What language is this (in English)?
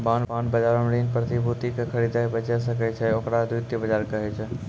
Maithili